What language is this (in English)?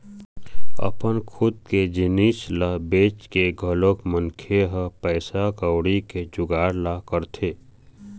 Chhattisgarhi